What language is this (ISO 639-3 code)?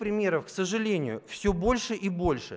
rus